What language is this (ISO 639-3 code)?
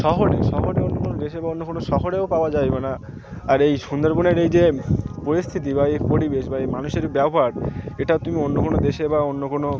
ben